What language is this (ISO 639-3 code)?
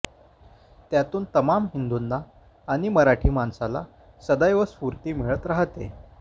mar